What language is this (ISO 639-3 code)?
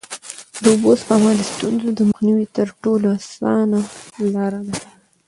pus